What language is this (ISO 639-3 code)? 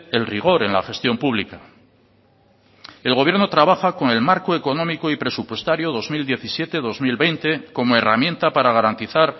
spa